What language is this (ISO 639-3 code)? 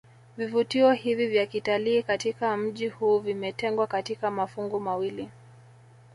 swa